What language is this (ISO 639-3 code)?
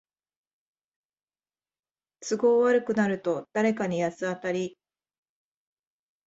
jpn